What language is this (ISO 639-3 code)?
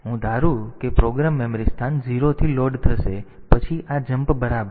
guj